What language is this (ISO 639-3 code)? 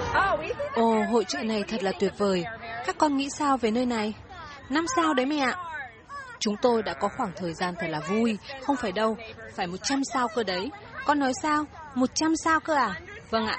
vie